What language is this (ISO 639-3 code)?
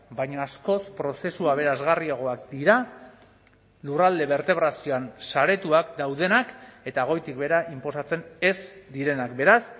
eus